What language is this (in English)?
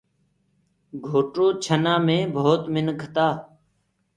Gurgula